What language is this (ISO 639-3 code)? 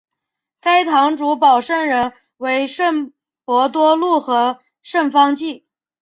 zho